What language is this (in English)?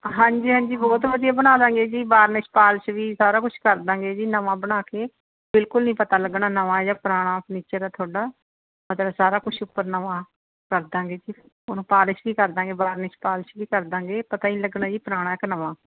Punjabi